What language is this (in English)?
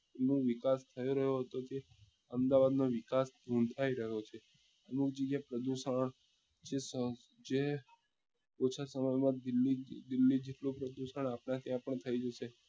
Gujarati